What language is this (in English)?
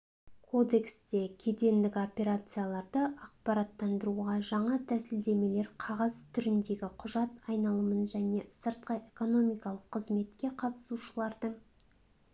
Kazakh